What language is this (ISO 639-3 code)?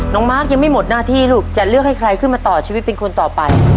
tha